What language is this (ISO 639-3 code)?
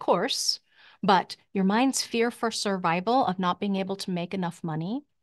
eng